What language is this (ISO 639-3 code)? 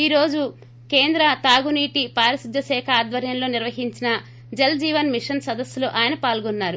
tel